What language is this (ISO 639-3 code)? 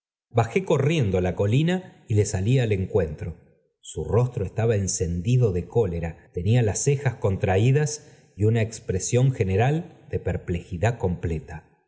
spa